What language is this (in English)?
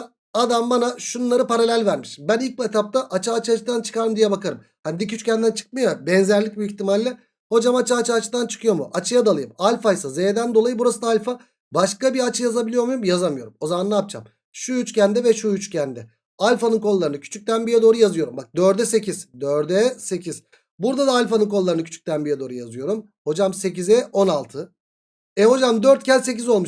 Turkish